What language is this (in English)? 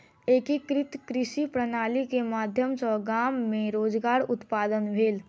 Maithili